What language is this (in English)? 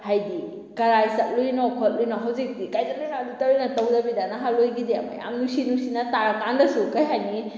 Manipuri